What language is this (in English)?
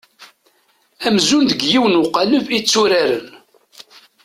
Kabyle